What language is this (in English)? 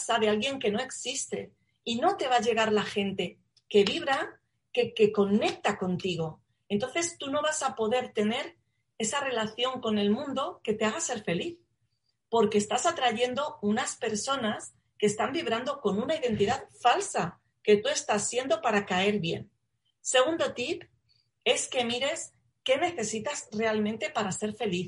Spanish